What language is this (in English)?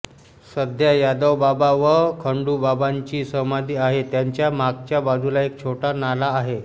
Marathi